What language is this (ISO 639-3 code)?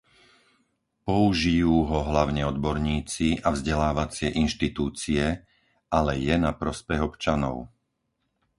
slk